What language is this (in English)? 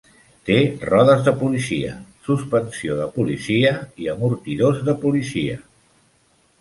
Catalan